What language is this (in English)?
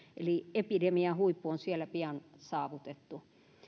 Finnish